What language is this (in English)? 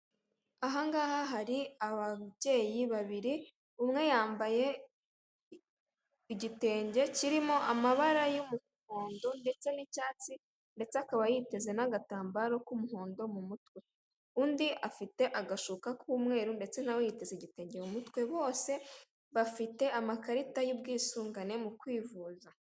Kinyarwanda